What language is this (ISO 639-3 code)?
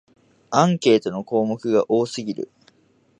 jpn